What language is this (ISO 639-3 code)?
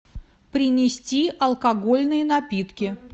rus